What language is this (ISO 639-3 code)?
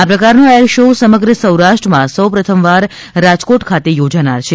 guj